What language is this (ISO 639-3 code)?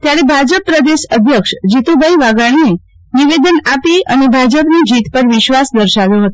guj